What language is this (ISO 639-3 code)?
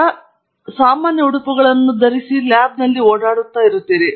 kan